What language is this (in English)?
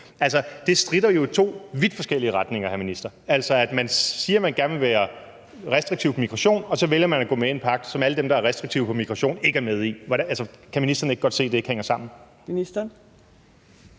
Danish